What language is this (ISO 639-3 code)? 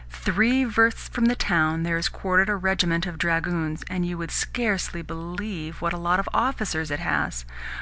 eng